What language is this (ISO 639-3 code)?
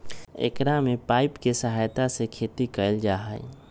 mag